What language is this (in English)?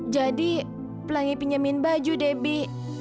Indonesian